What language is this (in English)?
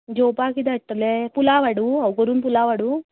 Konkani